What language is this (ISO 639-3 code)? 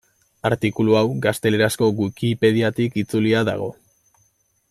eus